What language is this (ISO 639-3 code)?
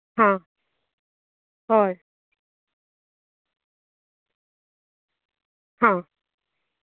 kok